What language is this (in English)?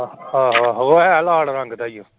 Punjabi